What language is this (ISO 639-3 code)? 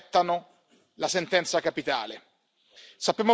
ita